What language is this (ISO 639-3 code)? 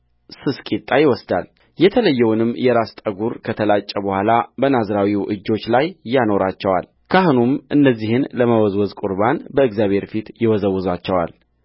amh